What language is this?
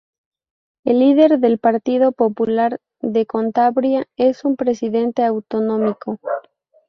Spanish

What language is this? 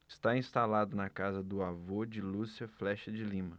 Portuguese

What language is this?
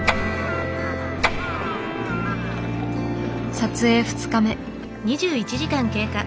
Japanese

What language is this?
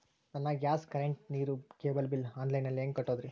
Kannada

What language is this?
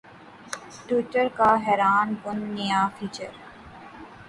Urdu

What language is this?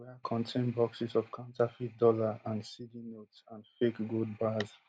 Nigerian Pidgin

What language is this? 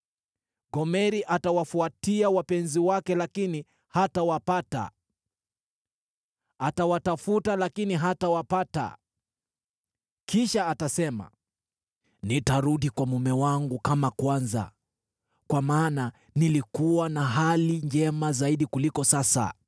Swahili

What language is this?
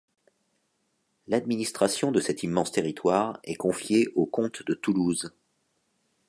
French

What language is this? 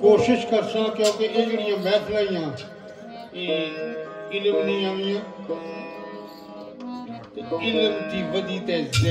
Punjabi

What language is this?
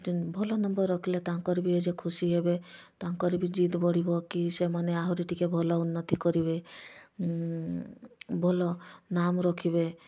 Odia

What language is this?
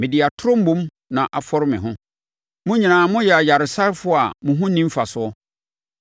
Akan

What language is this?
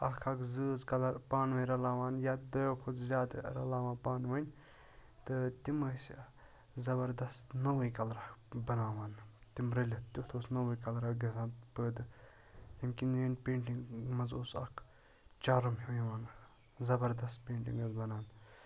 Kashmiri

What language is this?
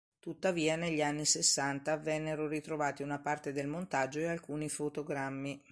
Italian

